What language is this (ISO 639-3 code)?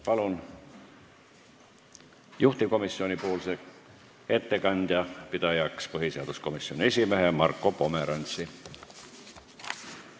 est